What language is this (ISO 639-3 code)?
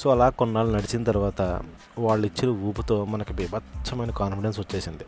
tel